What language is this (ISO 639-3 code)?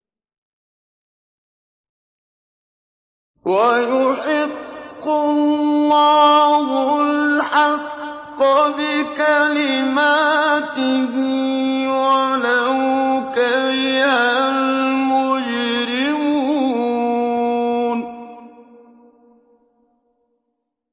ara